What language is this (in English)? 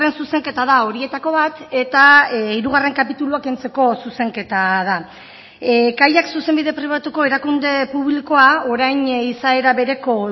Basque